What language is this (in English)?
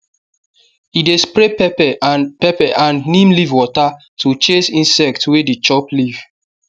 Nigerian Pidgin